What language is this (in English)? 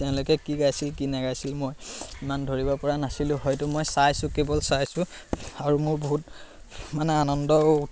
Assamese